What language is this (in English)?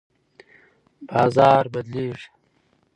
Pashto